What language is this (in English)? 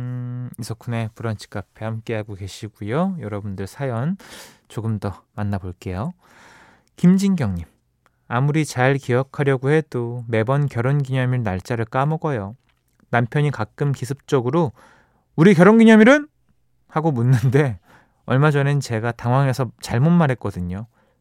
Korean